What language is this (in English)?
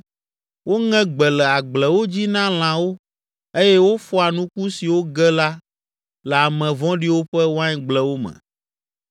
Ewe